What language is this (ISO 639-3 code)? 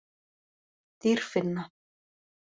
isl